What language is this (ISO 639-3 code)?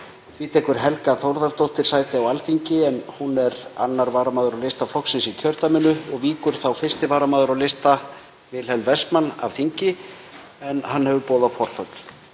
isl